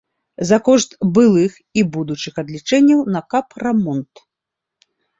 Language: Belarusian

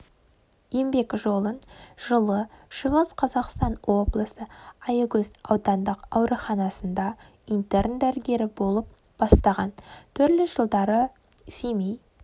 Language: Kazakh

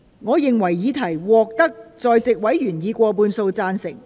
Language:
Cantonese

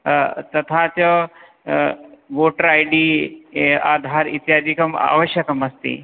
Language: Sanskrit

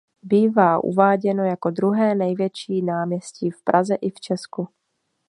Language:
Czech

